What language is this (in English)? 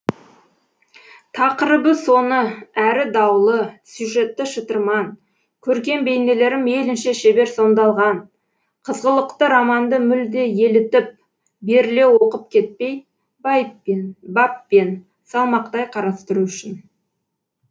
Kazakh